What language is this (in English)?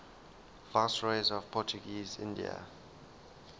English